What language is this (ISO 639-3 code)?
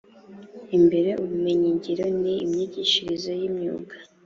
kin